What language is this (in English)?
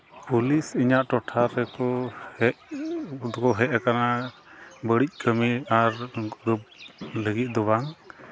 Santali